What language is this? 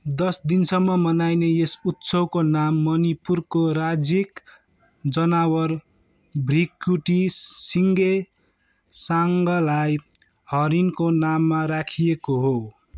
Nepali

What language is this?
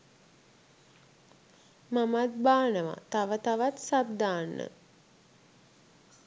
Sinhala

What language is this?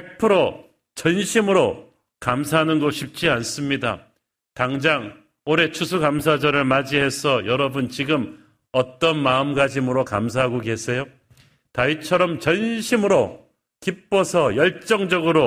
Korean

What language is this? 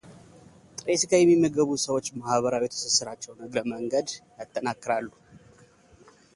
Amharic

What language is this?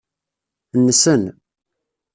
Kabyle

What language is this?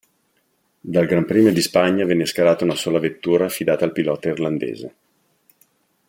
Italian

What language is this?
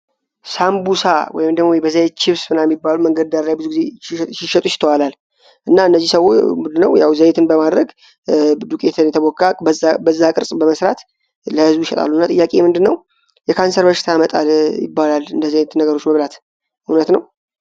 Amharic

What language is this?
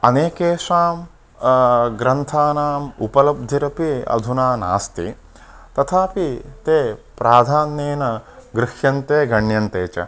Sanskrit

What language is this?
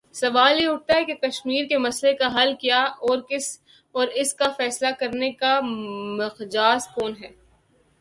Urdu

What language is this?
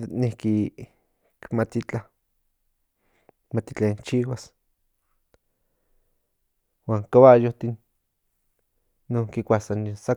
Central Nahuatl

